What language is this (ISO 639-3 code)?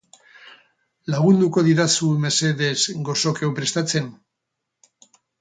eus